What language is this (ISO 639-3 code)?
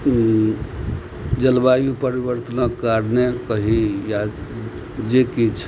mai